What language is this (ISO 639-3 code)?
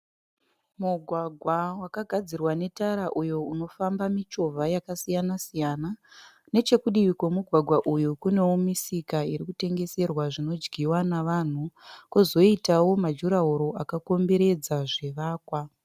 sna